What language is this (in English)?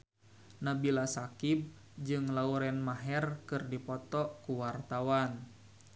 Sundanese